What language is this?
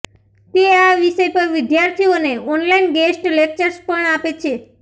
Gujarati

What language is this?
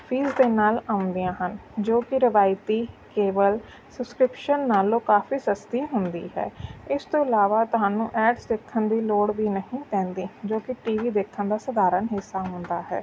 Punjabi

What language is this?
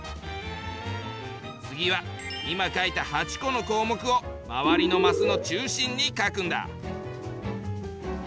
Japanese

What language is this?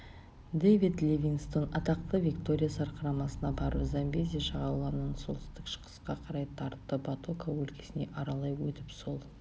Kazakh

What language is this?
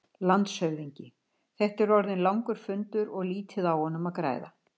Icelandic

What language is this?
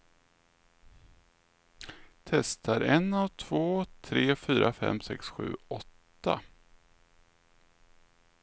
Swedish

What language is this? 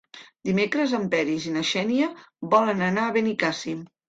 Catalan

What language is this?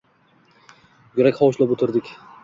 Uzbek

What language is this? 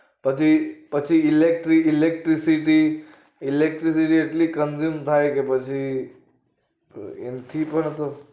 Gujarati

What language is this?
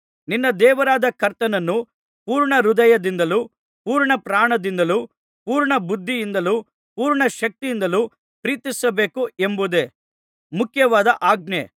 Kannada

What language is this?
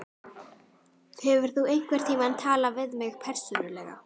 Icelandic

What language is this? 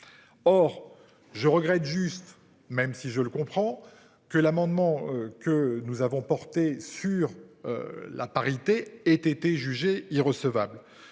French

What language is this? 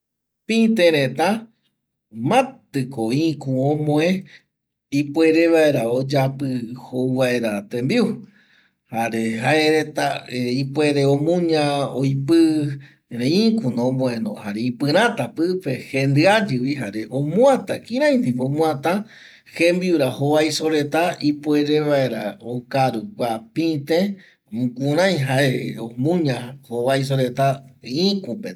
Eastern Bolivian Guaraní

